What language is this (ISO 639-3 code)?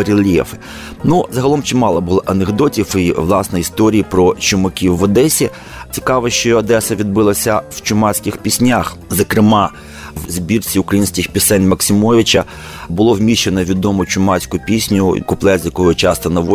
ukr